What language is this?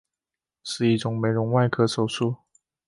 Chinese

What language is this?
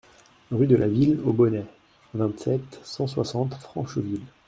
French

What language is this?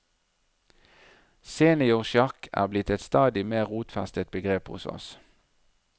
Norwegian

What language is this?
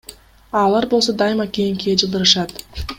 Kyrgyz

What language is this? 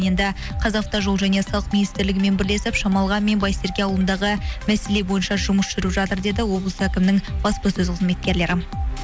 Kazakh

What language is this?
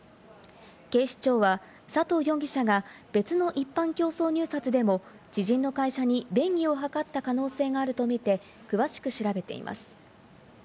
Japanese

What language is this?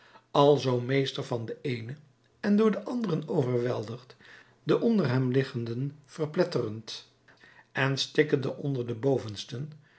Dutch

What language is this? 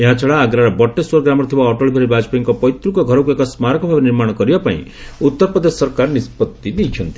Odia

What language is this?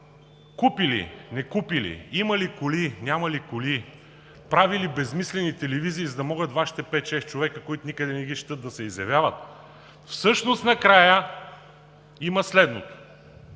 Bulgarian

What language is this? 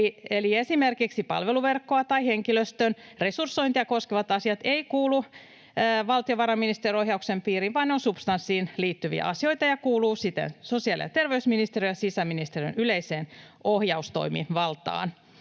Finnish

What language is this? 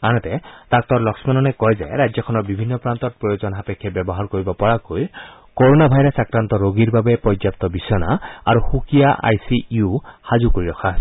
Assamese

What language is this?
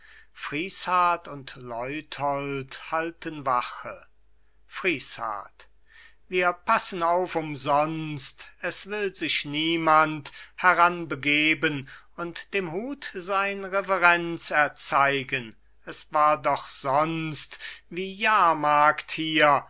German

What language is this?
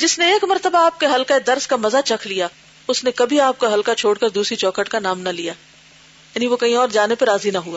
Urdu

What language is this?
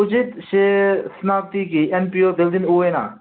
Manipuri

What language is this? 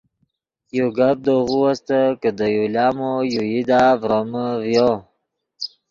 Yidgha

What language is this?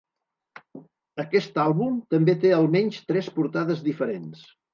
Catalan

